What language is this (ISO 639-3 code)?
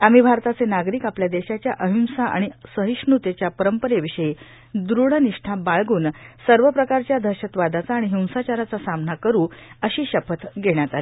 mar